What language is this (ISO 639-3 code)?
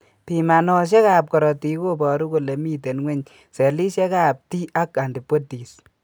kln